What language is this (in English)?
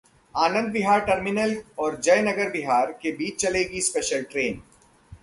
Hindi